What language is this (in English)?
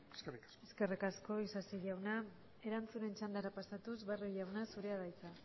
Basque